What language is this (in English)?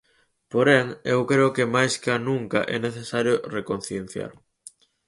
Galician